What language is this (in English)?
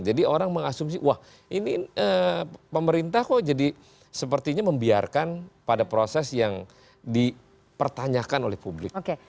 Indonesian